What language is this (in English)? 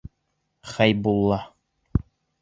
Bashkir